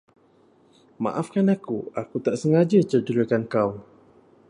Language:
Malay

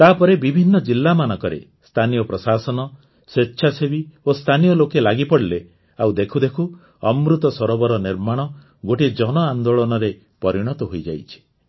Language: Odia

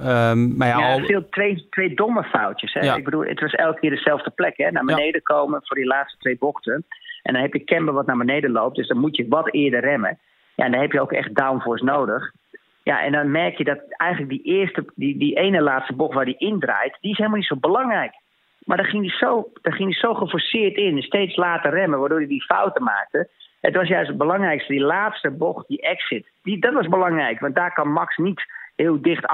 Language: Dutch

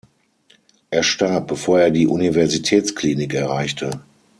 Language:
German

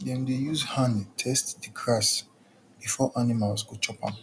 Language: Nigerian Pidgin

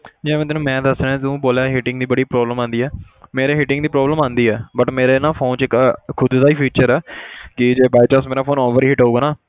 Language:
Punjabi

